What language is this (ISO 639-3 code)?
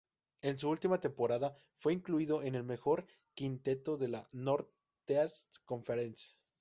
spa